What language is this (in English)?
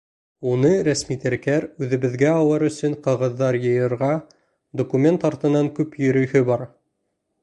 Bashkir